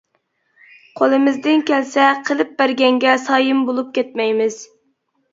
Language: Uyghur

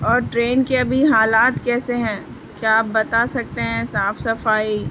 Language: Urdu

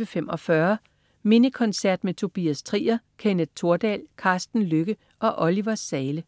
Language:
Danish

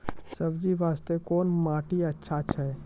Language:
Maithili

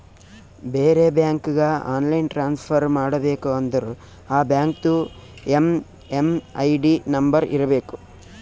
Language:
Kannada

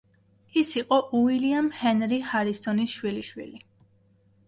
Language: Georgian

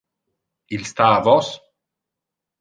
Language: Interlingua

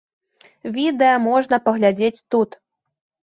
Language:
Belarusian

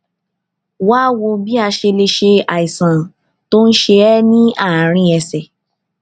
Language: Yoruba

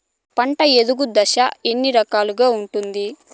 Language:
Telugu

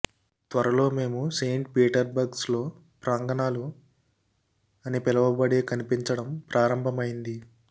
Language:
Telugu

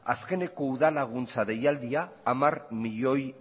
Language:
Basque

